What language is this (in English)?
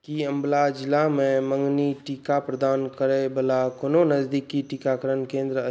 Maithili